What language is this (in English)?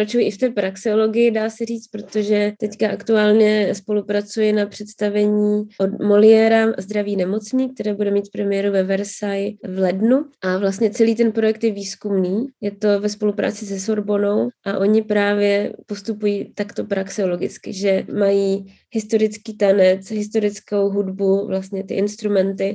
Czech